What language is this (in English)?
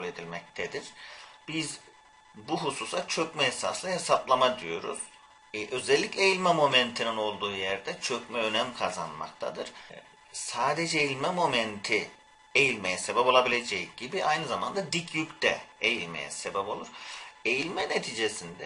Turkish